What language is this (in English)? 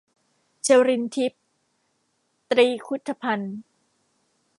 Thai